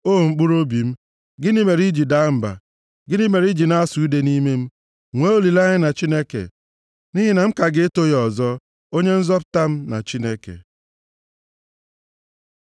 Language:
Igbo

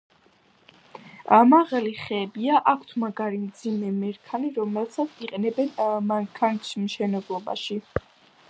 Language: Georgian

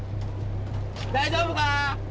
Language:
Japanese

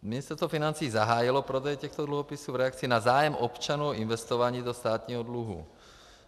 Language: Czech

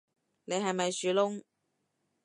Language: Cantonese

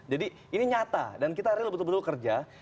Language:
Indonesian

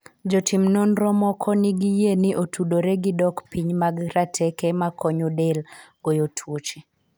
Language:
Luo (Kenya and Tanzania)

